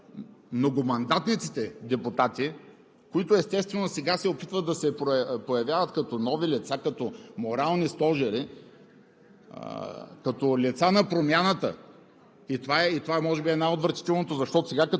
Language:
Bulgarian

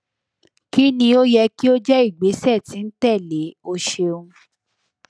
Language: Yoruba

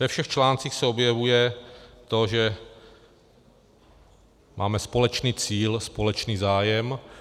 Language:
Czech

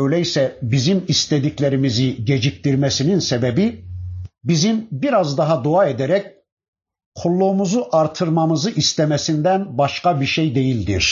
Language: Turkish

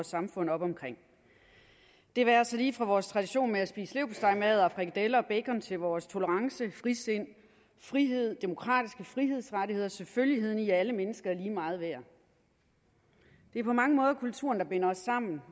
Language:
Danish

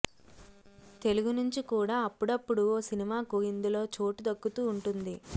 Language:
Telugu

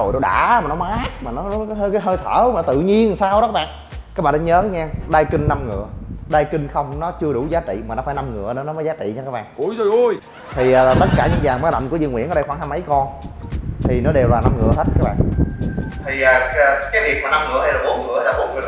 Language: Vietnamese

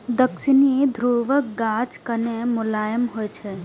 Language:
Maithili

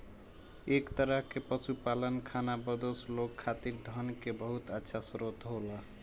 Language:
Bhojpuri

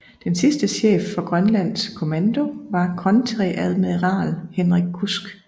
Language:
Danish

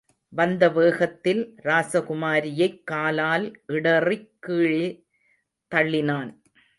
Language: Tamil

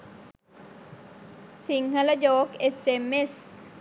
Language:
Sinhala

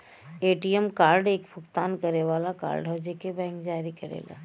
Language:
Bhojpuri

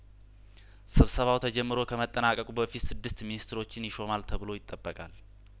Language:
Amharic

